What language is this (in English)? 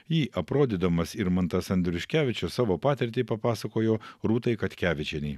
Lithuanian